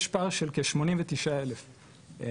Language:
Hebrew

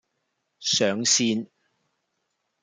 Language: Cantonese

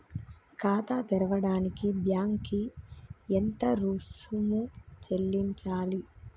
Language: Telugu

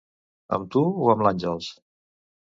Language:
Catalan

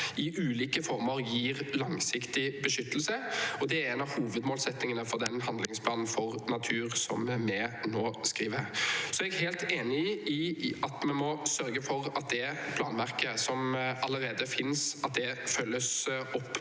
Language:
Norwegian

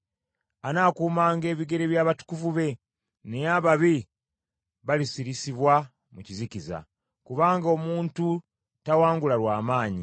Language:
Ganda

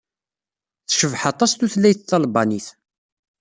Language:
Kabyle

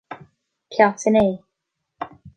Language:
Irish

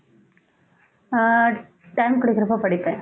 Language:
Tamil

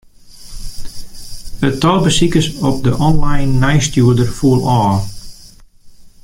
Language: Western Frisian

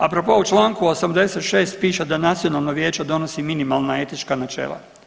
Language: Croatian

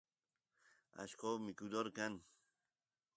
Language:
Santiago del Estero Quichua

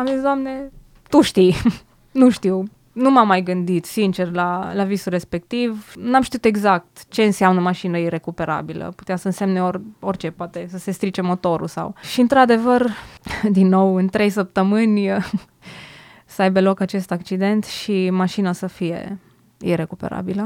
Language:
Romanian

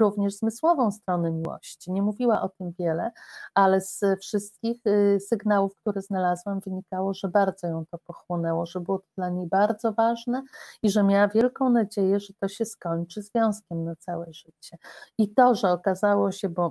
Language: Polish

